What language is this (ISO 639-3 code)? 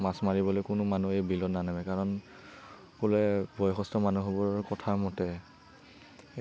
asm